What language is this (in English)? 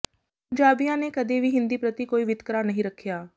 Punjabi